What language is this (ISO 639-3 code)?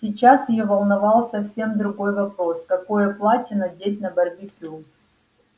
rus